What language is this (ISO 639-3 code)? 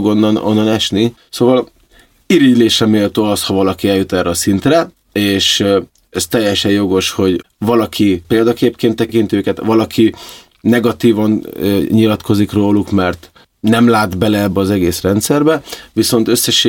hun